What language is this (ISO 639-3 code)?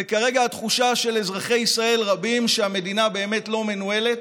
heb